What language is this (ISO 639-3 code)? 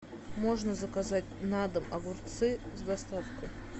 rus